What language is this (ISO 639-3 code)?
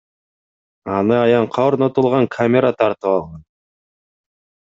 kir